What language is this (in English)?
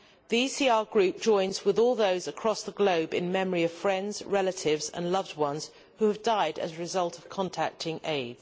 English